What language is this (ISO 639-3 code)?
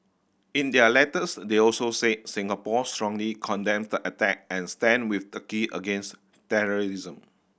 eng